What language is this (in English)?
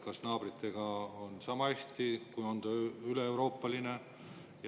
Estonian